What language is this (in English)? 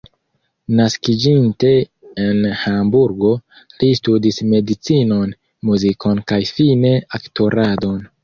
Esperanto